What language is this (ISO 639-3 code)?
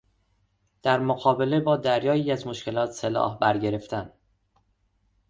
fas